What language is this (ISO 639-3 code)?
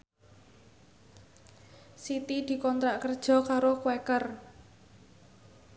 jav